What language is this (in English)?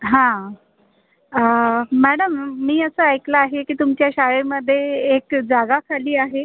Marathi